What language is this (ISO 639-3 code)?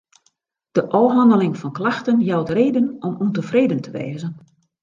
fry